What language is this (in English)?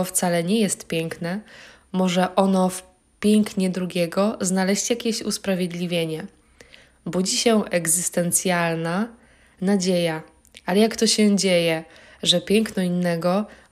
Polish